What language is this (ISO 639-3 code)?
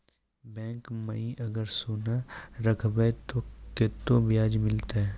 mai